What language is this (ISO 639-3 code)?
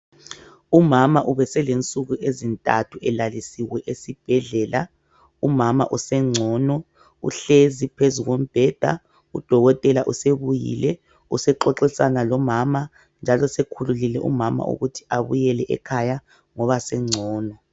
nde